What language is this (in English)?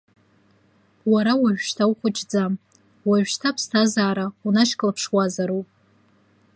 Abkhazian